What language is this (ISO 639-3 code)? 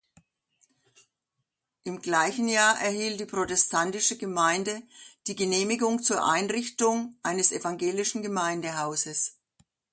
deu